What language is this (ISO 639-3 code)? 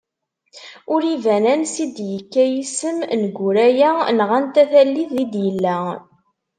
kab